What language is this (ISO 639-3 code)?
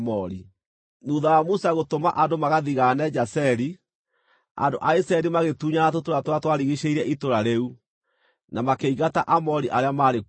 kik